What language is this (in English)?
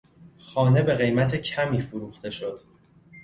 Persian